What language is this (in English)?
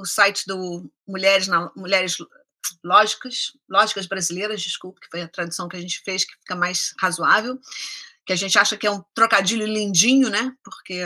Portuguese